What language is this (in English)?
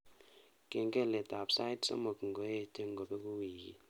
Kalenjin